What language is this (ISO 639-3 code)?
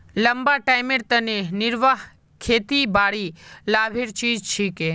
mag